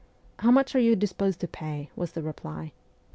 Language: English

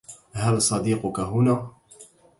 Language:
Arabic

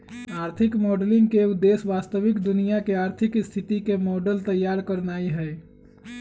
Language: Magahi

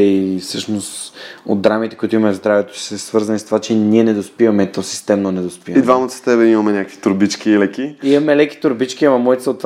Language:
Bulgarian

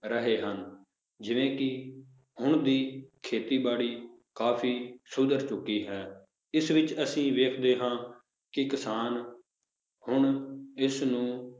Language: Punjabi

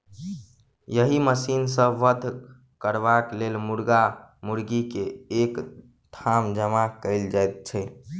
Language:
Maithili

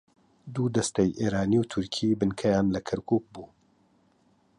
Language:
Central Kurdish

